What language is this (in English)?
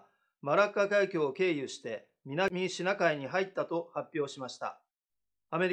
Japanese